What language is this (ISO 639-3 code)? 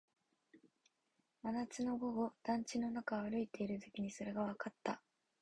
jpn